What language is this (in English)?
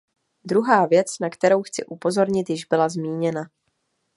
Czech